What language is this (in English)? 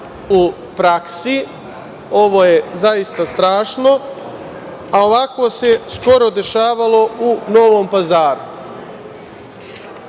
Serbian